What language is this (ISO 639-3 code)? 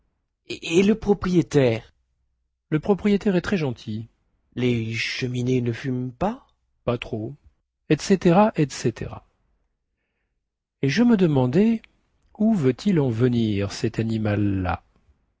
fra